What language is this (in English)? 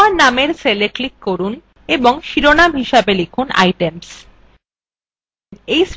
Bangla